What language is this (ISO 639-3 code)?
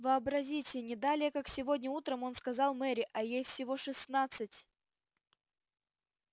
rus